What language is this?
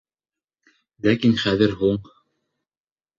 Bashkir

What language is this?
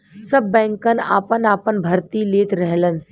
Bhojpuri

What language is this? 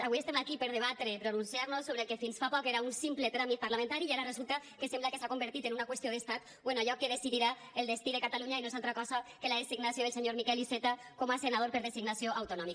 Catalan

